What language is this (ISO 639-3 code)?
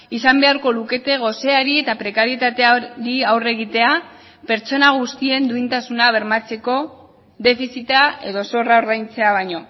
eus